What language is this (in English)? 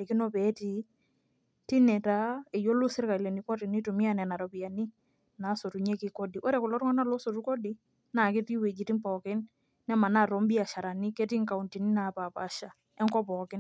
Masai